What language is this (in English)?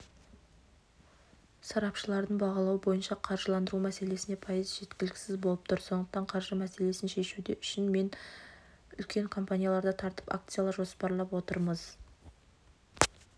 Kazakh